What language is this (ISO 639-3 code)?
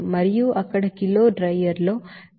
tel